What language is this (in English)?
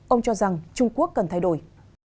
Vietnamese